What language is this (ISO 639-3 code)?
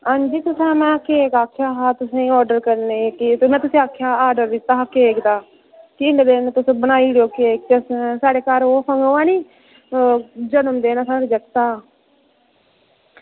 doi